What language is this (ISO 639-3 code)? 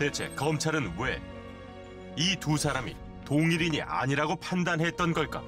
kor